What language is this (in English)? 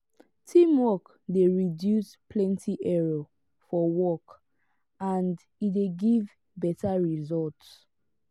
Nigerian Pidgin